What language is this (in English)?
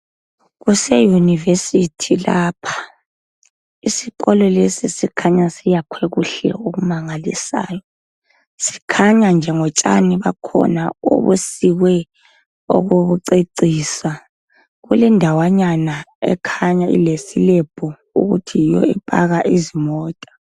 North Ndebele